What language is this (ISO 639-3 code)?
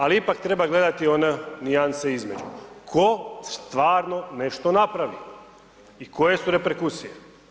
hrv